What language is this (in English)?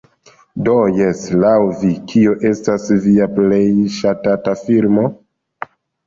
Esperanto